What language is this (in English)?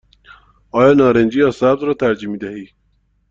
Persian